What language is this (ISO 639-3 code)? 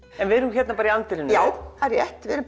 isl